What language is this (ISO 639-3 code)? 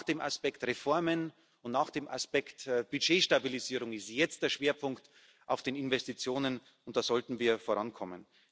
deu